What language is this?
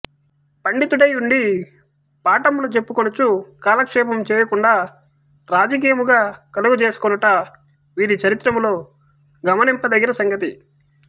Telugu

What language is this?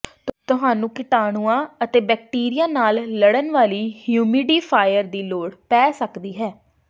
Punjabi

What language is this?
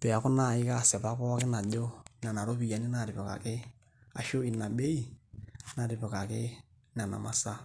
Masai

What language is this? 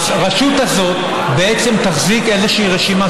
Hebrew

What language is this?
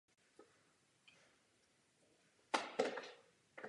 Czech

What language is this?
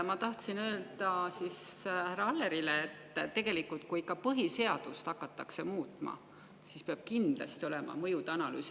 Estonian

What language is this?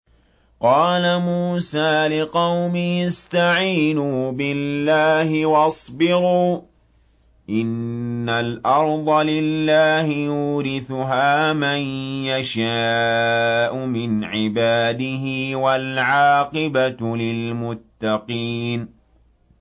Arabic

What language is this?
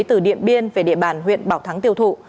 Vietnamese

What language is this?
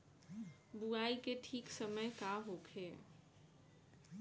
Bhojpuri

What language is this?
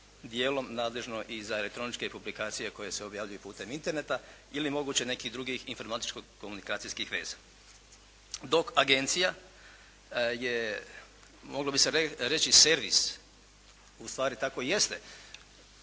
Croatian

